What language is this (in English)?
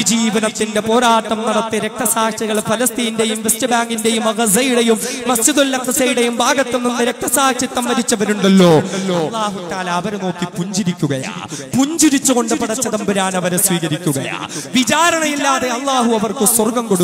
Arabic